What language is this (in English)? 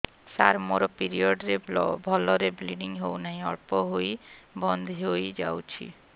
Odia